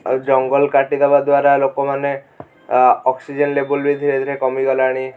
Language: Odia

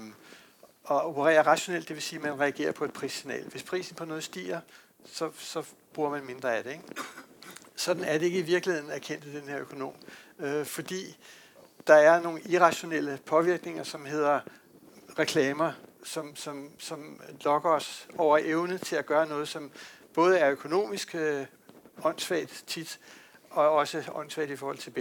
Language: Danish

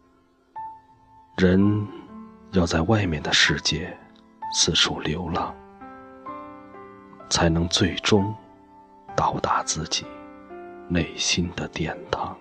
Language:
Chinese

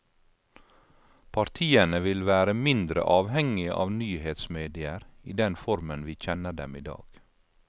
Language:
Norwegian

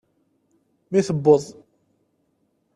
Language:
Kabyle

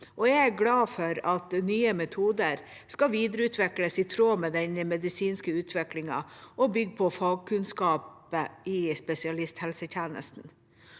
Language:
Norwegian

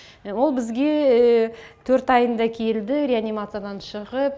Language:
Kazakh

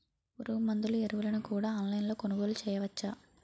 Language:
Telugu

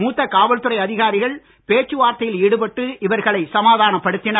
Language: Tamil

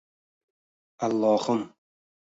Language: Uzbek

